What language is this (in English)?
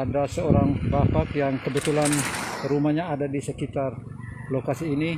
Indonesian